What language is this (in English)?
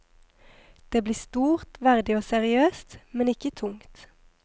Norwegian